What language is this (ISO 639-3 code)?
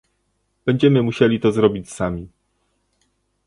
pol